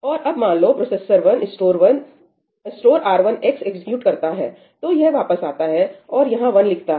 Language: Hindi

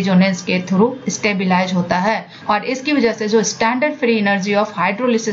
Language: Hindi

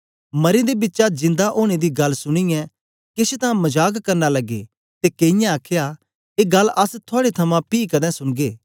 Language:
Dogri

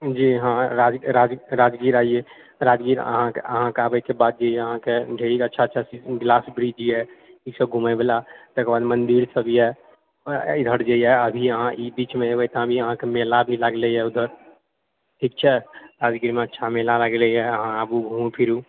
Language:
Maithili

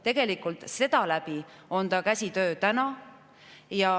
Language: Estonian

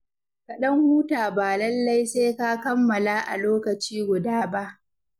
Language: Hausa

